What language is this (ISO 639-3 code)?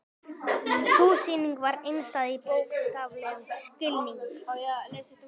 isl